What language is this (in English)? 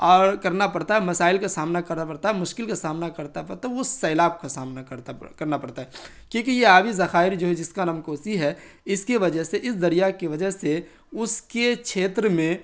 Urdu